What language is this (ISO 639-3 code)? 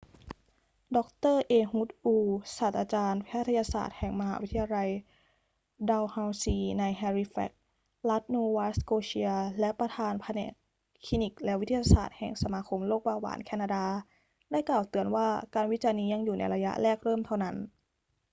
tha